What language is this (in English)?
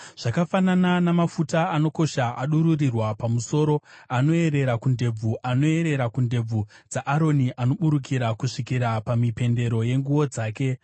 Shona